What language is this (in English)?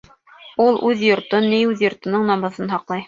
Bashkir